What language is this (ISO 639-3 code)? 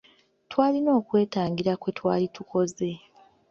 lug